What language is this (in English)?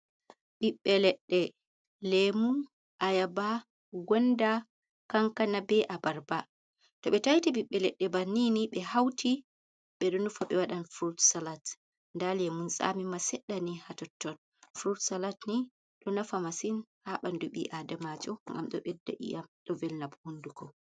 Fula